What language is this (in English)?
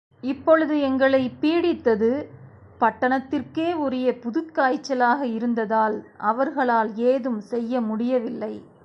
Tamil